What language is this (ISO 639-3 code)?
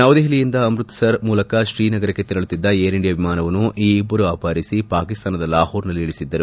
kan